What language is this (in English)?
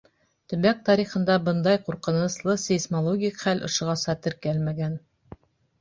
Bashkir